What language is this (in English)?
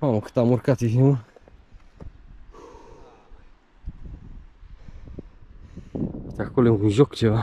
Romanian